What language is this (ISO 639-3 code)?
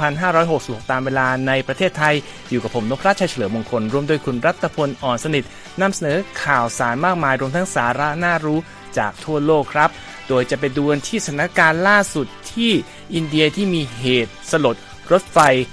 tha